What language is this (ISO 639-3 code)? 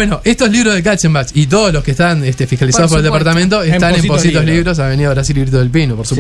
spa